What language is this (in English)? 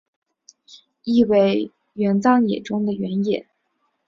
Chinese